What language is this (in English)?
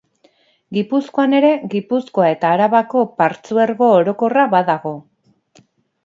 Basque